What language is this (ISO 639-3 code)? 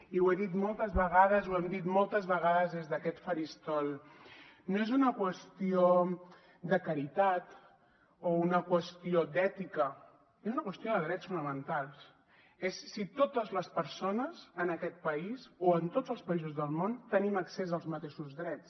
cat